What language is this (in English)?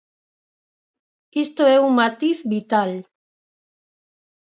Galician